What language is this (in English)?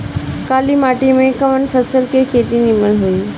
Bhojpuri